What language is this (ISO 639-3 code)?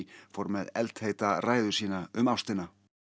isl